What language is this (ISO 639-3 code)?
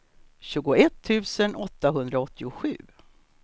swe